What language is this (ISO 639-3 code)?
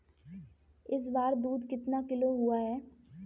hin